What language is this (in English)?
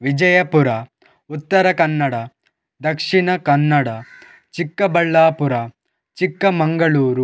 Kannada